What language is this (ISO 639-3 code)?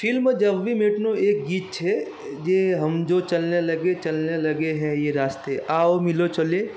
guj